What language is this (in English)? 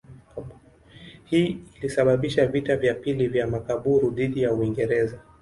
Swahili